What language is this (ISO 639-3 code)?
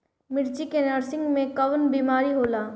bho